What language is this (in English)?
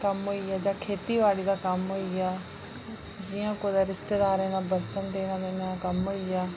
Dogri